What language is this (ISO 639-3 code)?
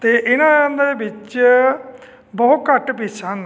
pan